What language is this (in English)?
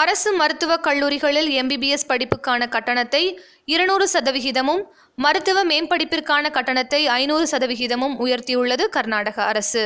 Tamil